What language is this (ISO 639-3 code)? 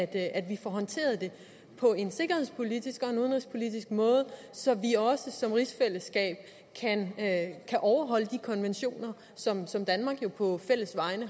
dan